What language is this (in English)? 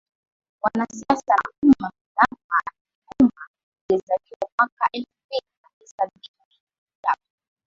Swahili